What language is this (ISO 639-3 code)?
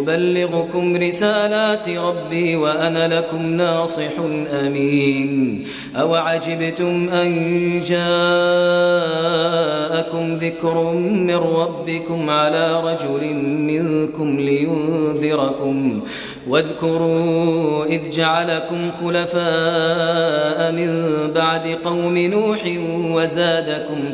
ara